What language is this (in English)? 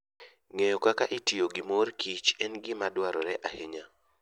Luo (Kenya and Tanzania)